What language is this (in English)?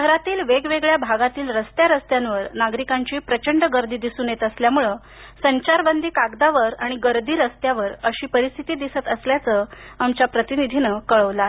Marathi